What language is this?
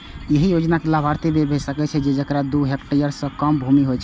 Maithili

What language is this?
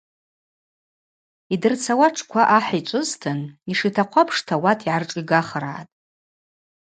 Abaza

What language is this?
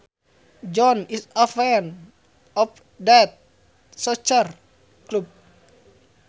Sundanese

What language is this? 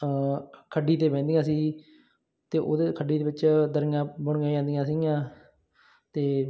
Punjabi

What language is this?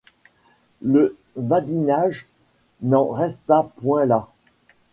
French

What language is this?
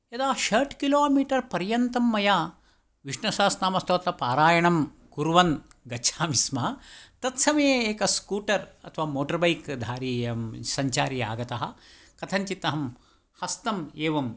Sanskrit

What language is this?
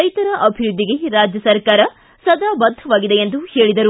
Kannada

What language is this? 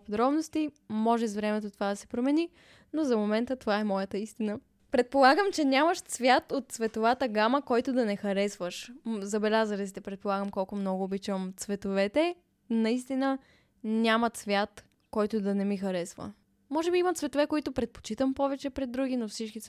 Bulgarian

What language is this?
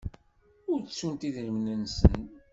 Kabyle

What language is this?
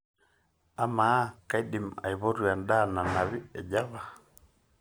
Masai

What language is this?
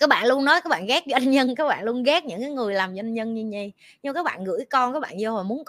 Vietnamese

